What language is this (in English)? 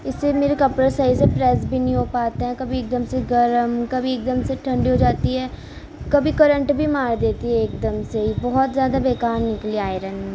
Urdu